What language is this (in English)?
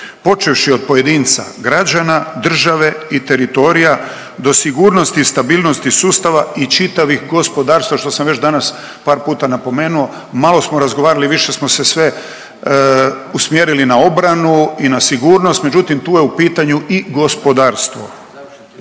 Croatian